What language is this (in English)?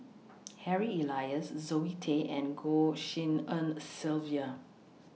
English